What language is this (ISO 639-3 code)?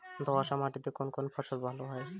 ben